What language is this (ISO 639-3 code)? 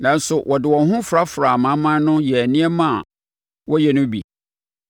aka